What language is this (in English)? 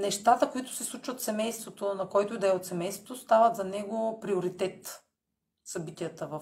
Bulgarian